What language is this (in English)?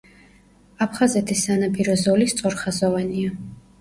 Georgian